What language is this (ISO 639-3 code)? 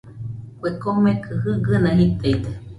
hux